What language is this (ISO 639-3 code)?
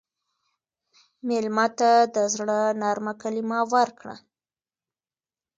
pus